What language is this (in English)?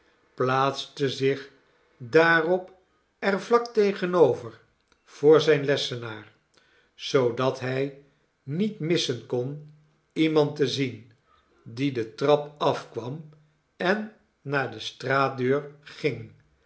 Dutch